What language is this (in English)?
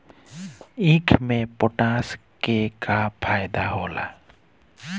Bhojpuri